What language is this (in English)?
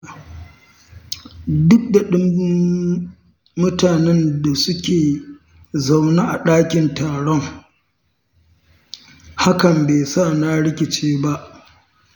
Hausa